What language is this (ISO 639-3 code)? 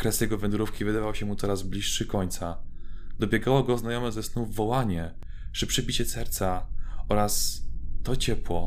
pol